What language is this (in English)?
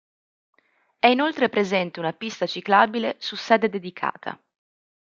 Italian